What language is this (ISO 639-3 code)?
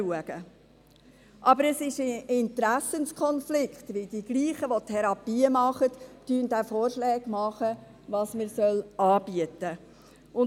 gsw